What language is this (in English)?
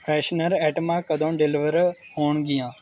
Punjabi